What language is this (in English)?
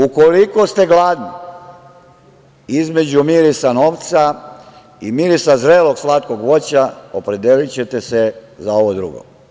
Serbian